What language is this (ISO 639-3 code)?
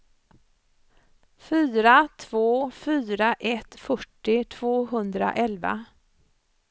swe